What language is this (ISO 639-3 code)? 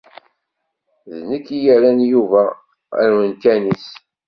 kab